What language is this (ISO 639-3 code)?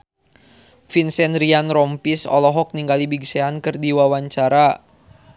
sun